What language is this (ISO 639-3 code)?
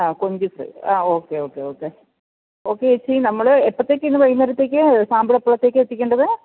mal